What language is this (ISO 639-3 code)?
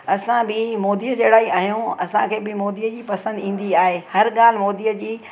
snd